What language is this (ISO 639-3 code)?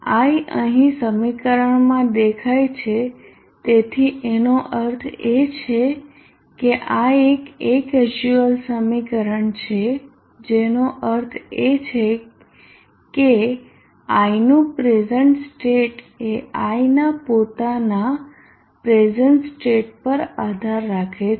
guj